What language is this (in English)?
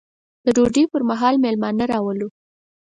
Pashto